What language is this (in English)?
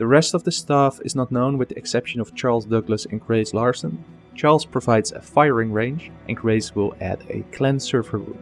English